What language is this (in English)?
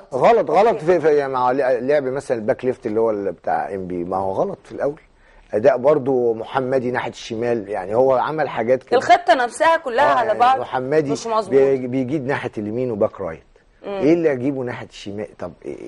Arabic